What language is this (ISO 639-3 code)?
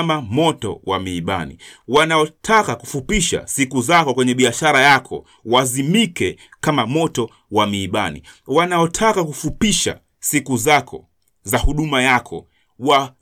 swa